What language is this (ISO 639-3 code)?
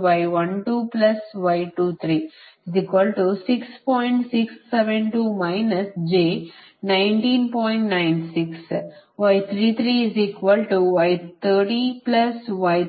kan